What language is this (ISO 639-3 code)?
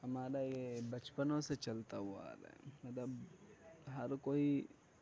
urd